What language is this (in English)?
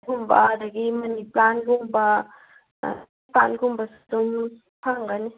Manipuri